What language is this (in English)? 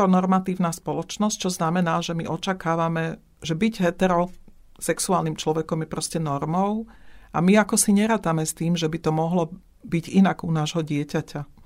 Slovak